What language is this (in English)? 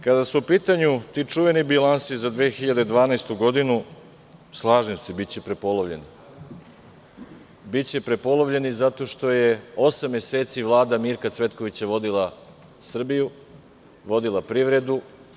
Serbian